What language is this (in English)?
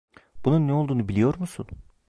Turkish